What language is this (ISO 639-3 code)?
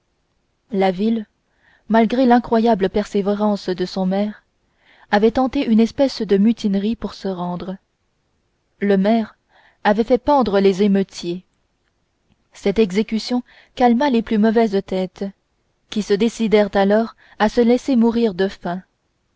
fra